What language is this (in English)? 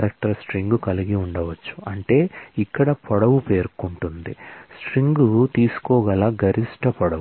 Telugu